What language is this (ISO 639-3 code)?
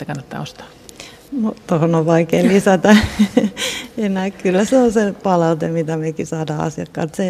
fin